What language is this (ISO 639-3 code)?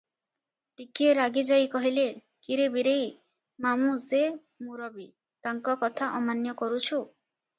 ori